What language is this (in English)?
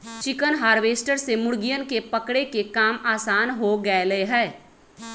Magahi